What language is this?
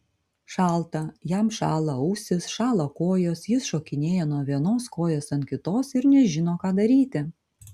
Lithuanian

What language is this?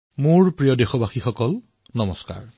Assamese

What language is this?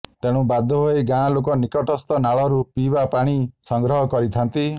Odia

